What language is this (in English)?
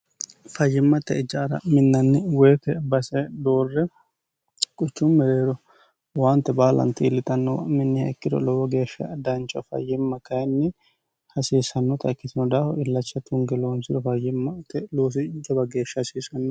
Sidamo